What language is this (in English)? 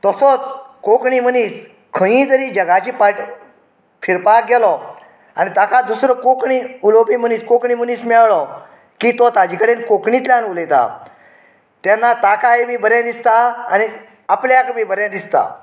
Konkani